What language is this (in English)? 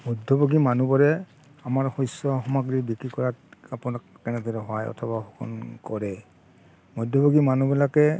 Assamese